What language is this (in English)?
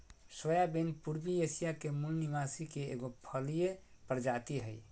Magahi